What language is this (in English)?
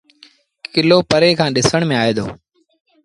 Sindhi Bhil